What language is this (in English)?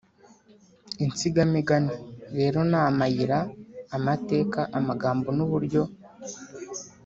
Kinyarwanda